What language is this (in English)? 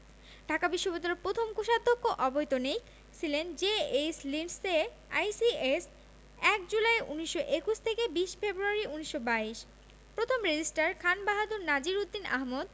Bangla